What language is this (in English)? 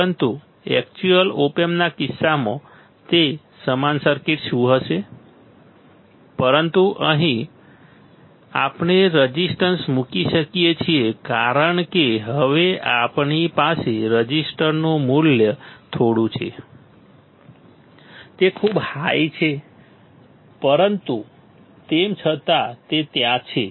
Gujarati